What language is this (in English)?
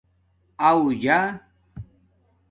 Domaaki